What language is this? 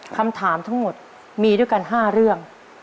Thai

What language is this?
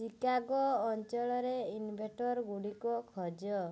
Odia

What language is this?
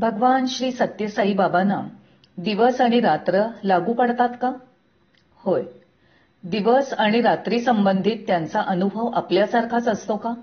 Marathi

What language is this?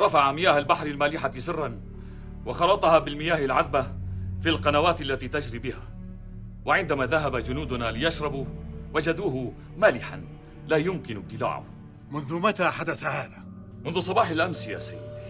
Arabic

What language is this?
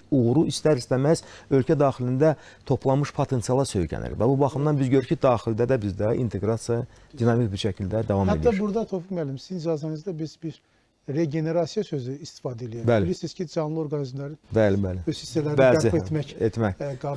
Turkish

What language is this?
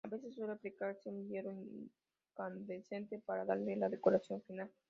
Spanish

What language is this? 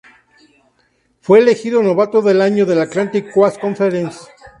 Spanish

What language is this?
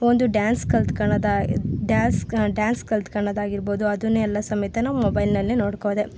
Kannada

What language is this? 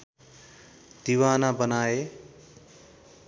Nepali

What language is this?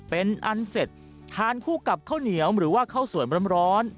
Thai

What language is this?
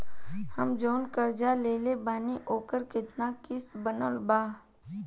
Bhojpuri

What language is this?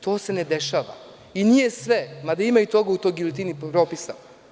Serbian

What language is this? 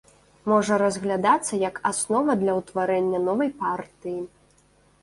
Belarusian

